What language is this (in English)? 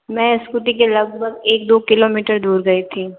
Hindi